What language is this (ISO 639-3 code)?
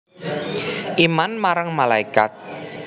jav